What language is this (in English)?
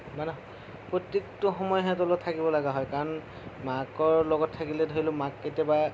Assamese